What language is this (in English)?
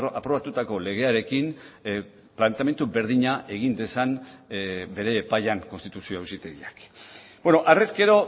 Basque